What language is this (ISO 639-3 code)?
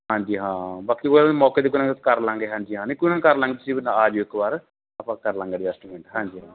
pan